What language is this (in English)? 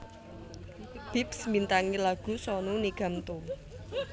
Javanese